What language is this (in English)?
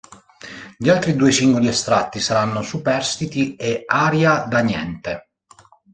Italian